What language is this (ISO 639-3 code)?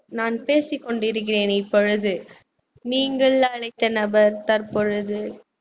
tam